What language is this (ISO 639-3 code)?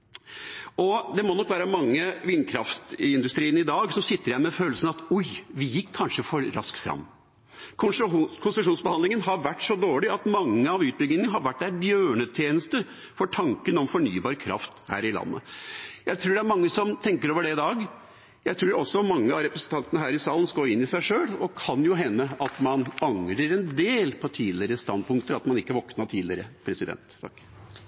nob